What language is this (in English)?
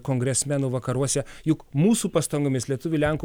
Lithuanian